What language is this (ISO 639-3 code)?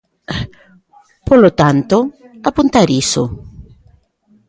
glg